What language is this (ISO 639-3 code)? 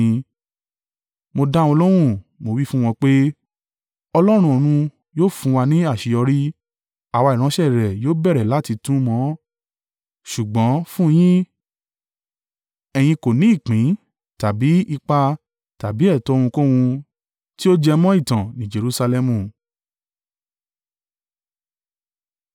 yor